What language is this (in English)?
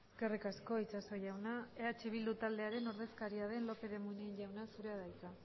Basque